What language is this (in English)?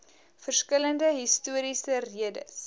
Afrikaans